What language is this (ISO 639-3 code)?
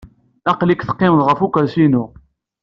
kab